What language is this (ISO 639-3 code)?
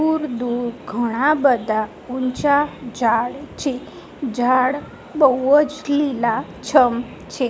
guj